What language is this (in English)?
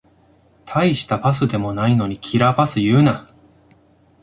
Japanese